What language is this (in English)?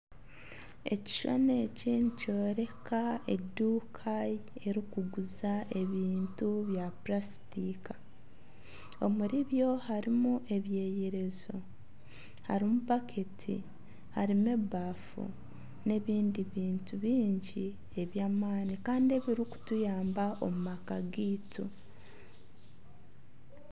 Nyankole